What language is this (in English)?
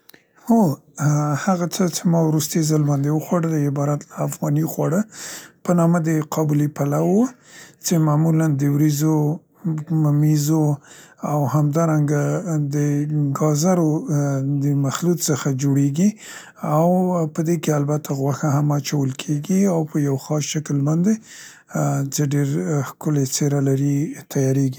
Central Pashto